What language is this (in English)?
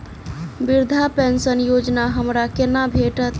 Maithili